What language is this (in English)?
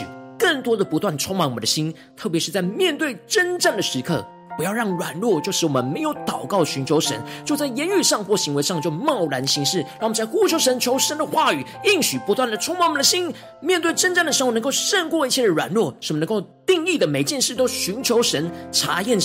Chinese